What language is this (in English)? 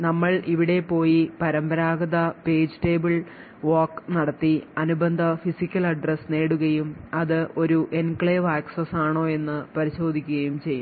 Malayalam